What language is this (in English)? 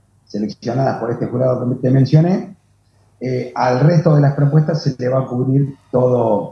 Spanish